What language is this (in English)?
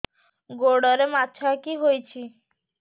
Odia